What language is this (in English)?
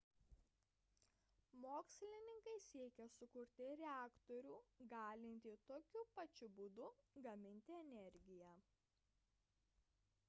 Lithuanian